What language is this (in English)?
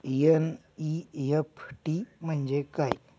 Marathi